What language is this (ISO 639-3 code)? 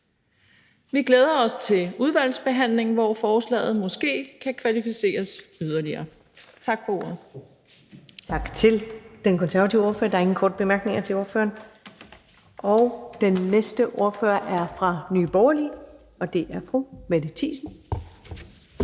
dan